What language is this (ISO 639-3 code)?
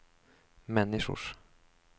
swe